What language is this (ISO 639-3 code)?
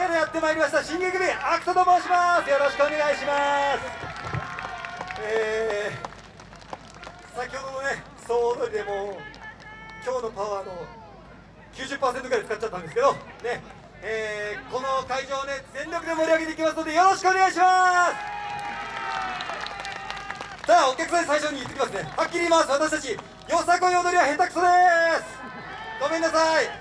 jpn